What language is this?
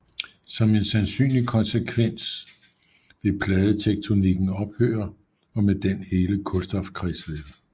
Danish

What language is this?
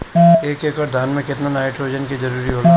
Bhojpuri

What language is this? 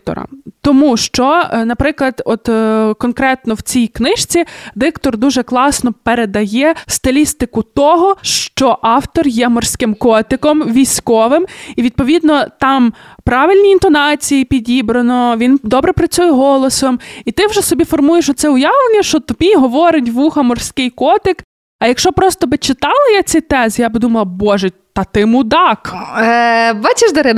Ukrainian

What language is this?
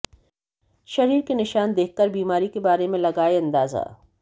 Hindi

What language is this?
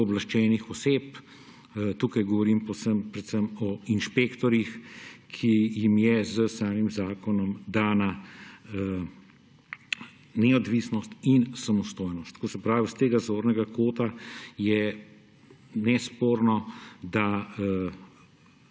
Slovenian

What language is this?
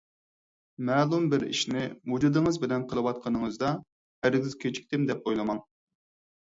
Uyghur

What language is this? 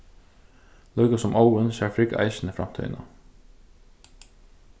Faroese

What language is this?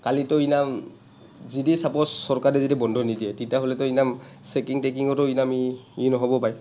Assamese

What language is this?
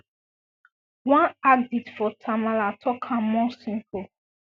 Nigerian Pidgin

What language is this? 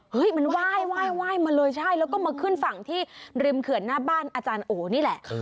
Thai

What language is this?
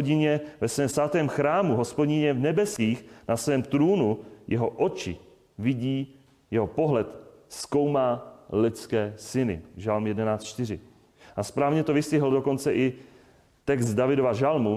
Czech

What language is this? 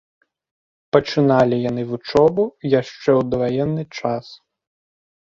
Belarusian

